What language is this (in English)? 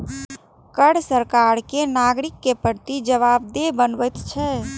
Maithili